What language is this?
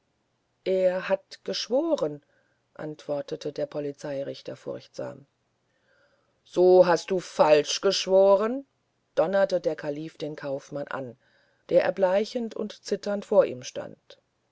German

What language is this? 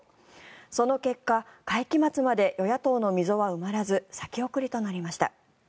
Japanese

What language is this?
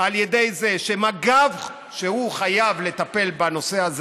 Hebrew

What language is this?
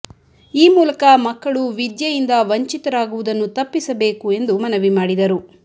Kannada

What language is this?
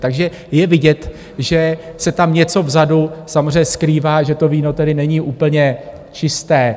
Czech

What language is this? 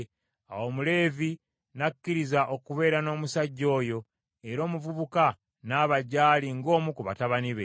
Ganda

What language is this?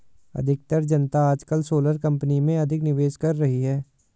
Hindi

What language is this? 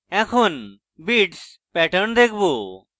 Bangla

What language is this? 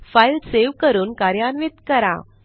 Marathi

